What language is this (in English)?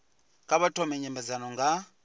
Venda